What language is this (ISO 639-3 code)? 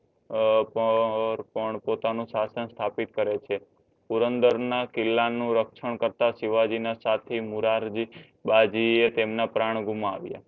guj